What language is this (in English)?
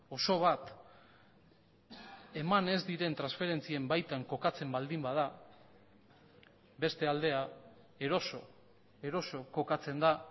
Basque